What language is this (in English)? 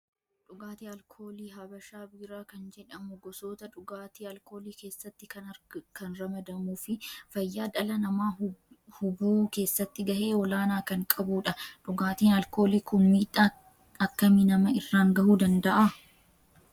Oromo